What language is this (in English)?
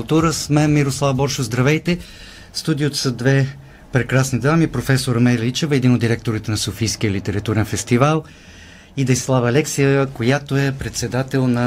Bulgarian